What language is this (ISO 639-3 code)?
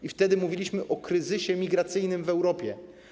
pol